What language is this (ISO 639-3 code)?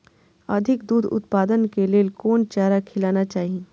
mai